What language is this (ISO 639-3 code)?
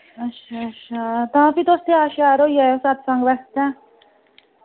doi